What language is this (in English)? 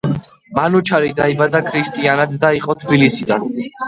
Georgian